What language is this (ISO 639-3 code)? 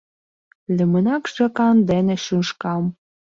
chm